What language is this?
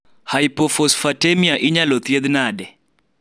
Luo (Kenya and Tanzania)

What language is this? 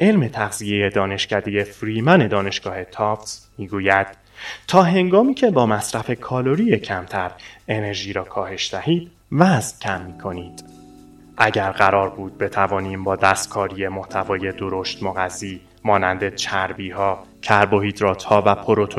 Persian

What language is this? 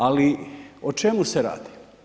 Croatian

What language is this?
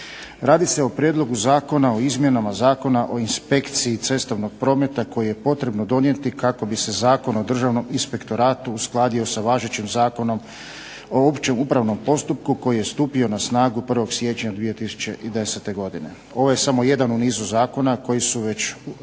Croatian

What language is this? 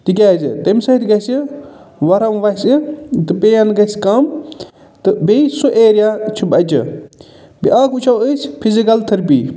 Kashmiri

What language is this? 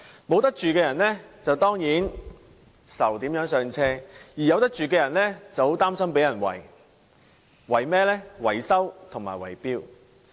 Cantonese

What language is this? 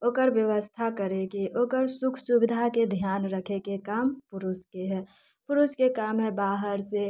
Maithili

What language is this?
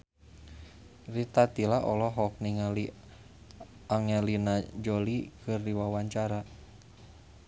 Sundanese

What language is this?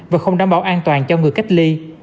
Vietnamese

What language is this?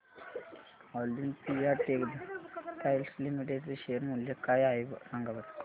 Marathi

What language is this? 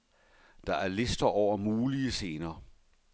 Danish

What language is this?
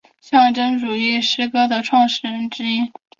Chinese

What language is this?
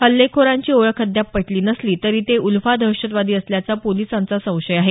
Marathi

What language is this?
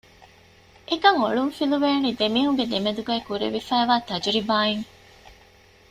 Divehi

